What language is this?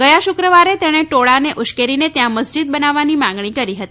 Gujarati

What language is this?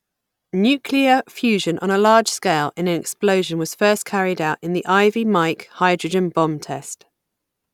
English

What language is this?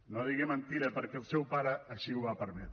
Catalan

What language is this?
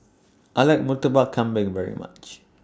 English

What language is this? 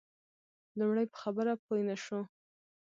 Pashto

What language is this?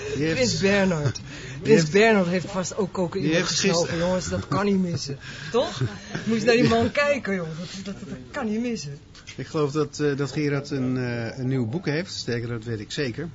Dutch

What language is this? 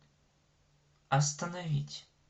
Russian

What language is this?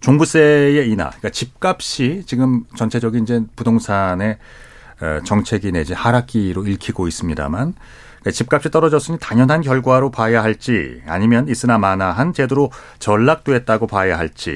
Korean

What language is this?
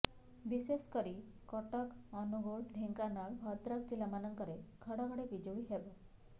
Odia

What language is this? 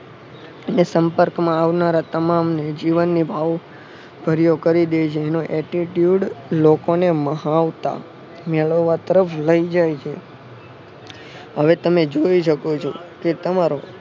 Gujarati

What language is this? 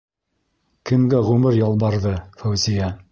Bashkir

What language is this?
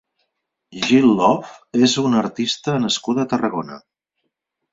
Catalan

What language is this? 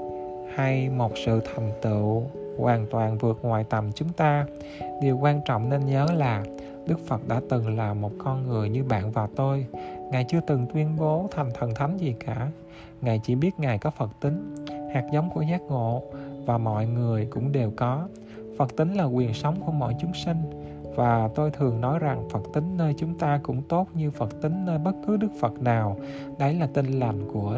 Vietnamese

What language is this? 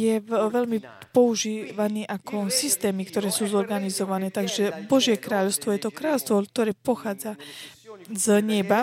Slovak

